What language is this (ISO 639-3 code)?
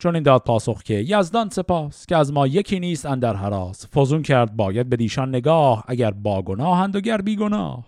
fas